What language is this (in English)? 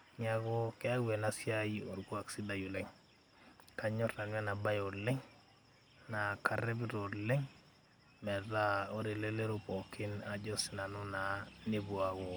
Masai